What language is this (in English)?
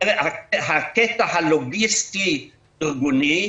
Hebrew